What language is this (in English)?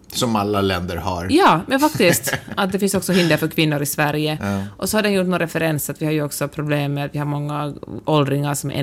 Swedish